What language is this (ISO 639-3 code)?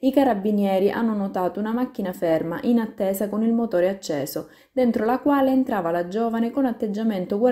ita